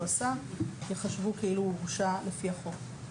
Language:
Hebrew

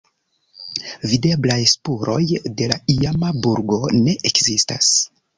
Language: Esperanto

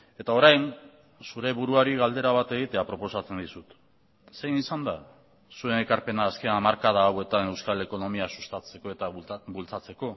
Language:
Basque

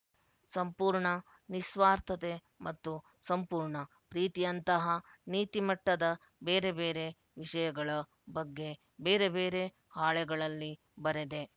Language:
Kannada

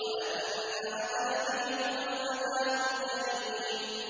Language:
Arabic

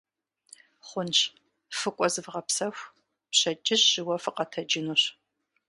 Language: Kabardian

